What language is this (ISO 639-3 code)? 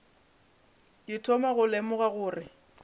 nso